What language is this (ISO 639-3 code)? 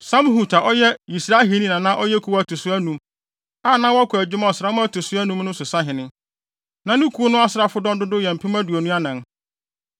aka